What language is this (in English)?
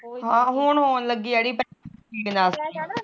Punjabi